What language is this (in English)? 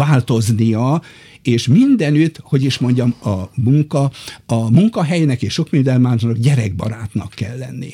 Hungarian